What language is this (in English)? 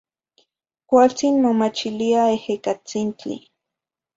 Zacatlán-Ahuacatlán-Tepetzintla Nahuatl